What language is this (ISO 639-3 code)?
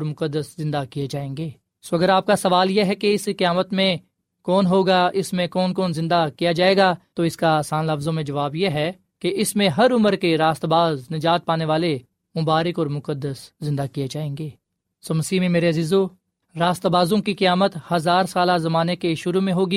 urd